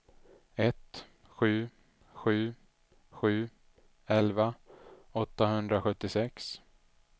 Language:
Swedish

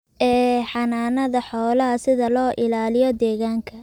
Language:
Somali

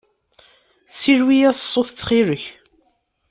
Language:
Kabyle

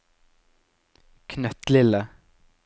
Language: Norwegian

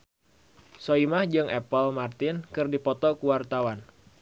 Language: Sundanese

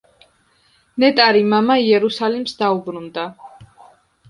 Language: Georgian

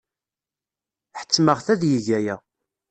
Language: Kabyle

